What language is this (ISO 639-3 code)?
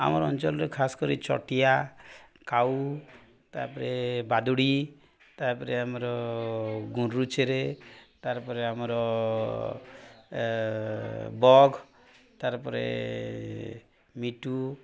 ori